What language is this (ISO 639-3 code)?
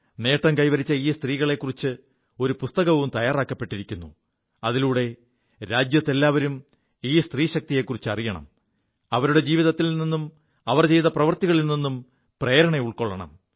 mal